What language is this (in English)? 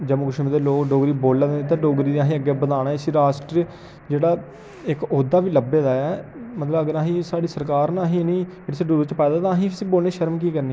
Dogri